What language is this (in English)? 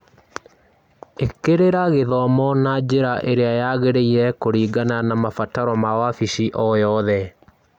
Kikuyu